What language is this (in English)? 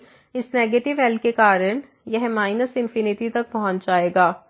Hindi